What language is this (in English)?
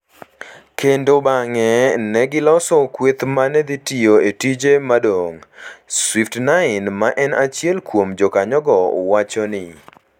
Luo (Kenya and Tanzania)